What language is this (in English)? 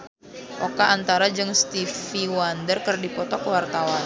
Sundanese